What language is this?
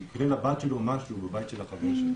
Hebrew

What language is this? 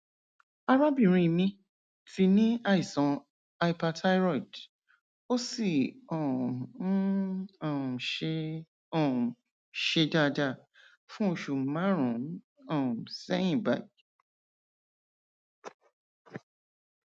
Yoruba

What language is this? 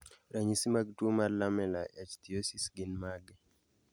Luo (Kenya and Tanzania)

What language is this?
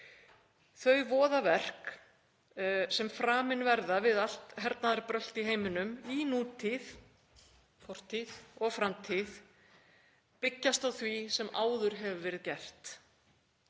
Icelandic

